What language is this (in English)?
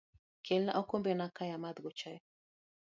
Luo (Kenya and Tanzania)